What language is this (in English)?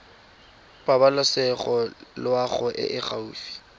Tswana